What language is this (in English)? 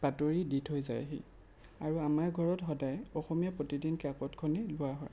Assamese